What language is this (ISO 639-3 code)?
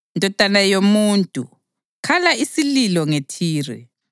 nde